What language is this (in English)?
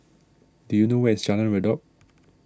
English